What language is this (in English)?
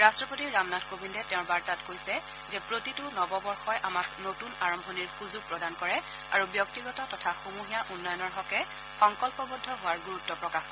Assamese